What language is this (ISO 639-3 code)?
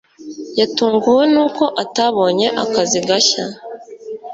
kin